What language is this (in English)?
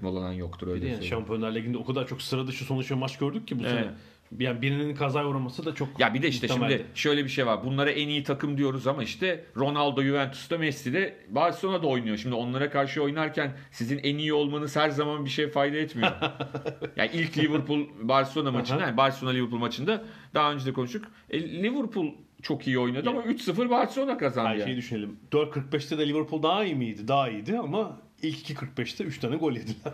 Turkish